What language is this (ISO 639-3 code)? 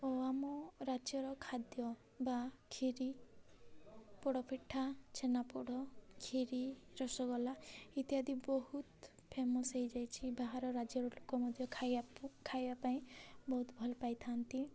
ori